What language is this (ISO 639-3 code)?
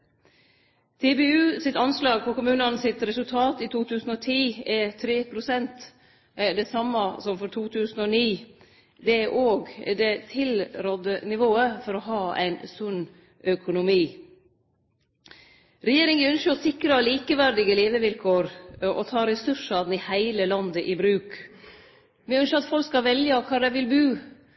nno